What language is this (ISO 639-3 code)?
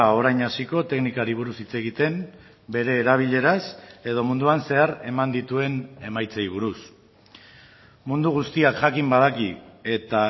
eus